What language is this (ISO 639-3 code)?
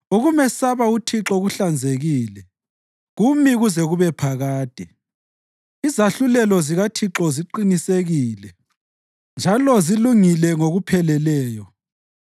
nde